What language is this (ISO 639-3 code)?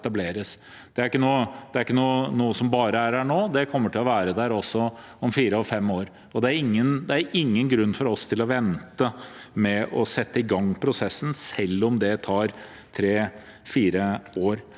nor